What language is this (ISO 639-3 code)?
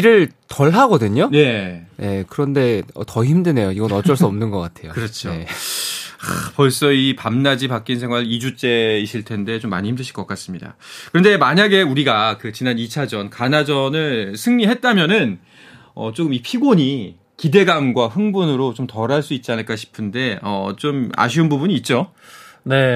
kor